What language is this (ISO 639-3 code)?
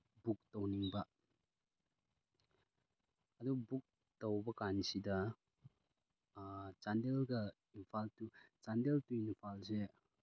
mni